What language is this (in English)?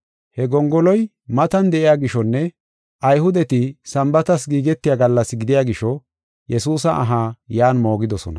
Gofa